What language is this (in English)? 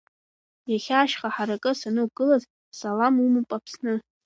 Abkhazian